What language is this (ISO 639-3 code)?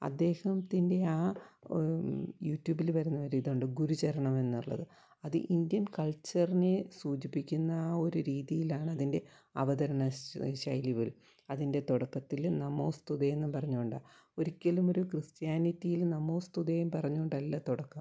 mal